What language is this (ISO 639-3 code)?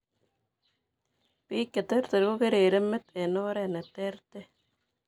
kln